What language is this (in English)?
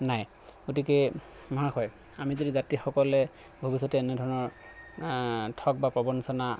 Assamese